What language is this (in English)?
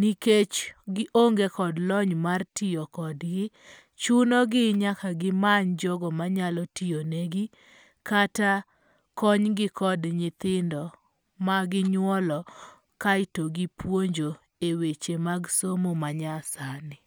Luo (Kenya and Tanzania)